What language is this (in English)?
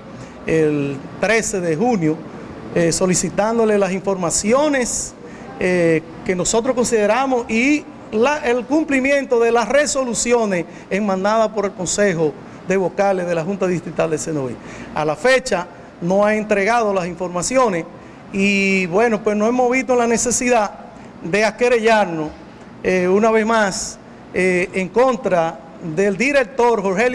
Spanish